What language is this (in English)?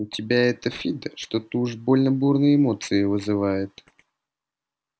Russian